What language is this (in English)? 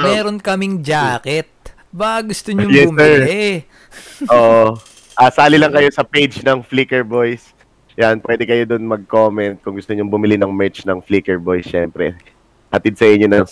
Filipino